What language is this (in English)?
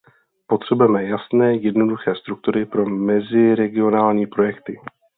Czech